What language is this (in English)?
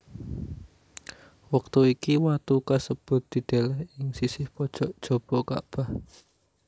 Javanese